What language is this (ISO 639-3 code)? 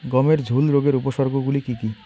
ben